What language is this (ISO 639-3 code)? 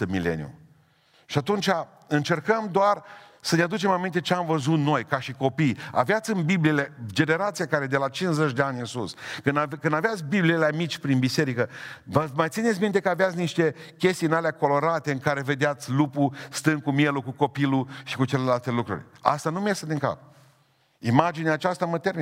ron